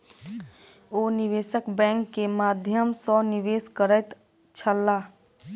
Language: Maithili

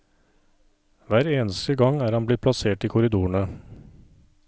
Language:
Norwegian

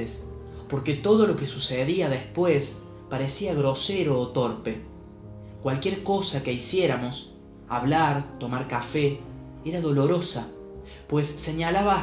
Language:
Spanish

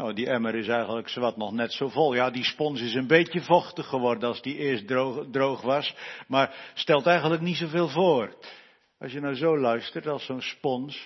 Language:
Dutch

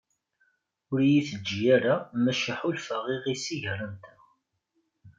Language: Kabyle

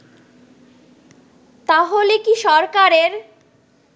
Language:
Bangla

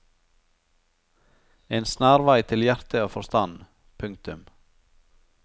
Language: Norwegian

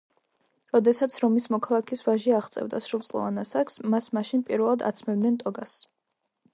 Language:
Georgian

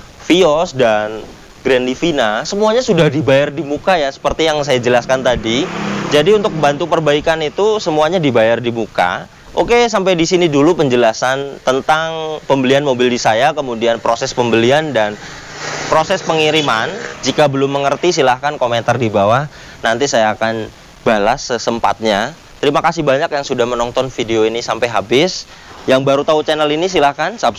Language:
Indonesian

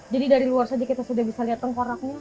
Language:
Indonesian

